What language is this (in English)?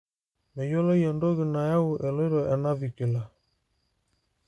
Masai